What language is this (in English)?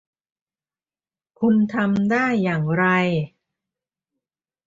Thai